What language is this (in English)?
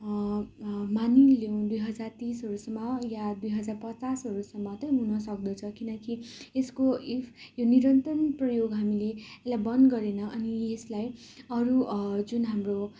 Nepali